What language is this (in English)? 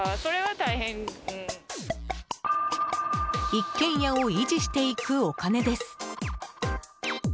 Japanese